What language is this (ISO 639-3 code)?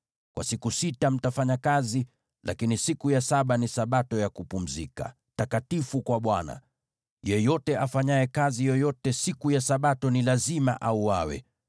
swa